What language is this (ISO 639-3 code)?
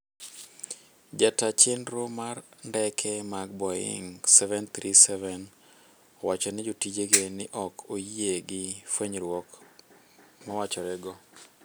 luo